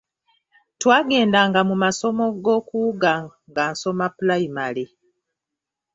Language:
Ganda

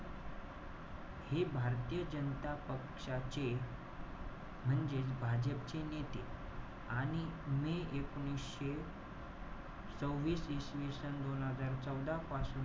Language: Marathi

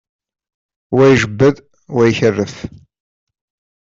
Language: Kabyle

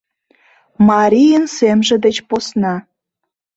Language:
Mari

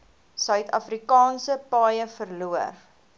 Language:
Afrikaans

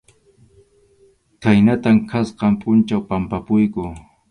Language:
Arequipa-La Unión Quechua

